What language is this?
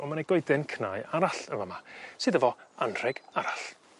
Welsh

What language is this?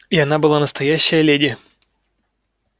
Russian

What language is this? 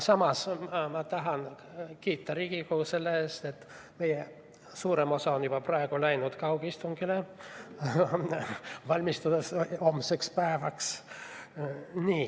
Estonian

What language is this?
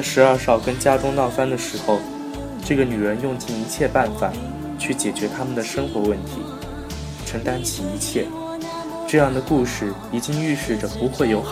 Chinese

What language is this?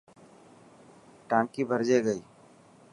Dhatki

